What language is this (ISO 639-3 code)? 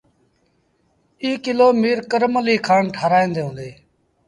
sbn